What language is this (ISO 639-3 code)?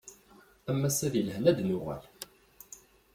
kab